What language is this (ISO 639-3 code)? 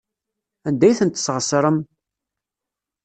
kab